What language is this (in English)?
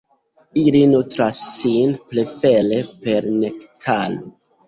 Esperanto